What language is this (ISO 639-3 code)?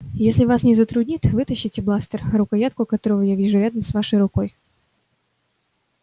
rus